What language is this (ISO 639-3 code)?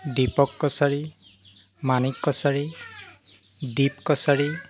asm